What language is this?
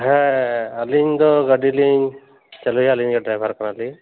Santali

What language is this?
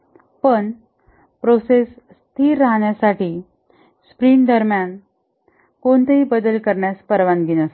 Marathi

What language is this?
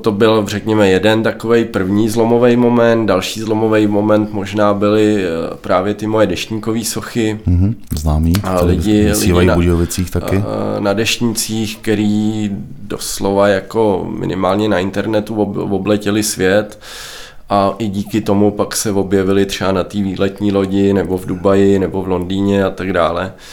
Czech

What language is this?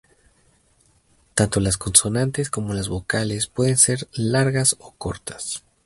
Spanish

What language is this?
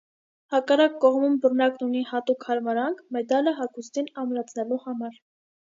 Armenian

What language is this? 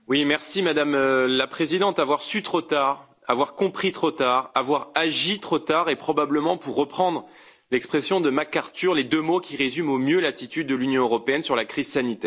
French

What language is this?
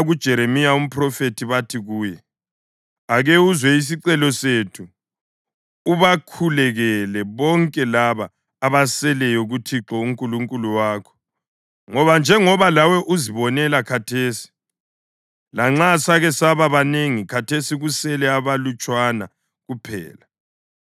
North Ndebele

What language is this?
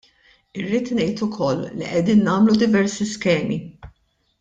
Maltese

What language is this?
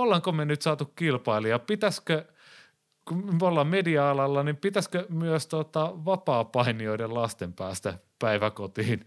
Finnish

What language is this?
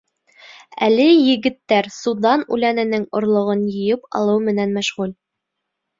Bashkir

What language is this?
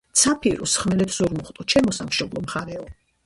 Georgian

